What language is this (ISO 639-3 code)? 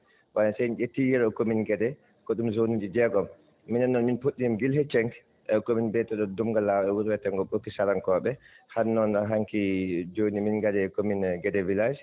ful